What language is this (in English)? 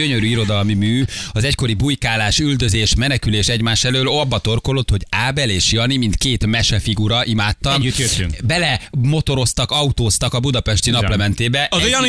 Hungarian